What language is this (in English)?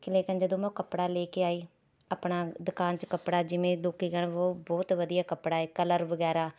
Punjabi